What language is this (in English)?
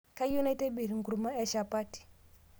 Masai